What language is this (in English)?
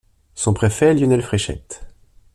French